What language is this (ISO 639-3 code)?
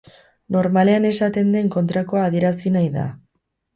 eus